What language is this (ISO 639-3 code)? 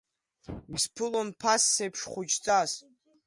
abk